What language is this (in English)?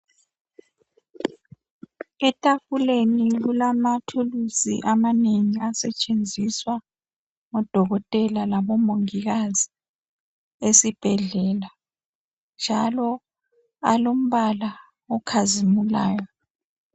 North Ndebele